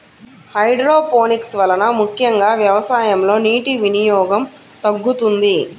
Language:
Telugu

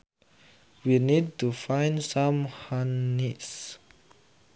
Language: Sundanese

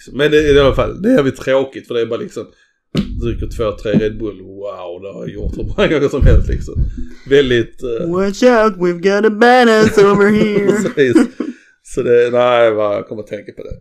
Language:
Swedish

